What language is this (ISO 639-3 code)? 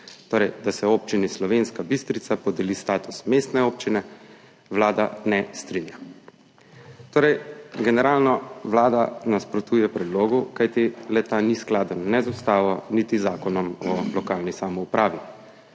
slv